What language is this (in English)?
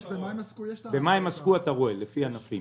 Hebrew